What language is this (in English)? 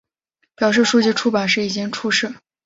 Chinese